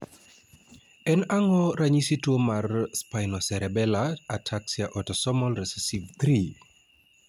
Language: Luo (Kenya and Tanzania)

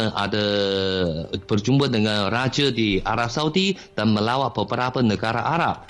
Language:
Malay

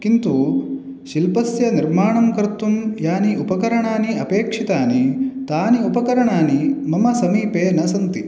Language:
Sanskrit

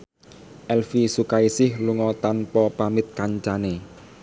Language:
Javanese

